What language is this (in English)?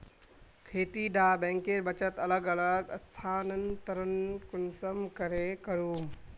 Magahi